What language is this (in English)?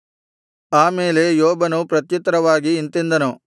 Kannada